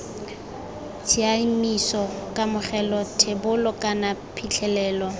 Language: Tswana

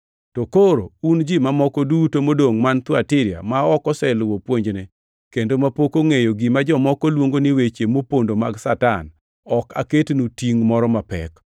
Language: Luo (Kenya and Tanzania)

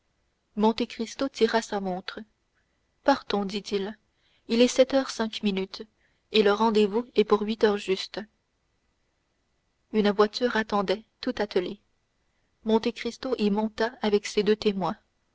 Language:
French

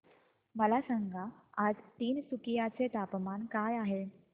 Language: Marathi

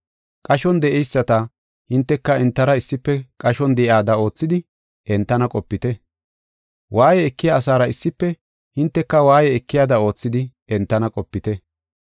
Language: Gofa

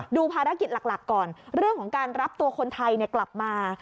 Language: Thai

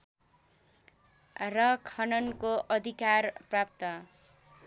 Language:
Nepali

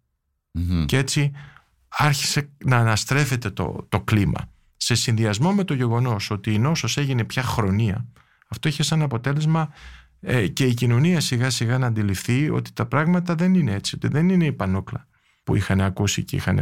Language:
Greek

